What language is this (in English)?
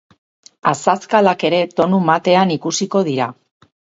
Basque